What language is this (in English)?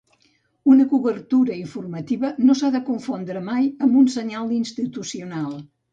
Catalan